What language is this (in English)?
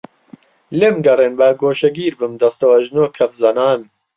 Central Kurdish